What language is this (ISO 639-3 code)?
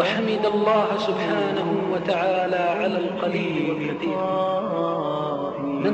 ara